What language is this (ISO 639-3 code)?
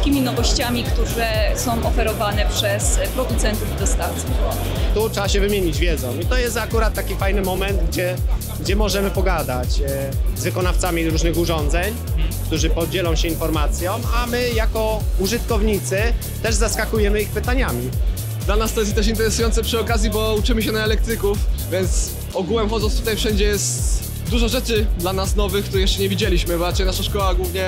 pol